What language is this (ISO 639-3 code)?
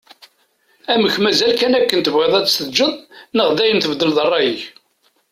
kab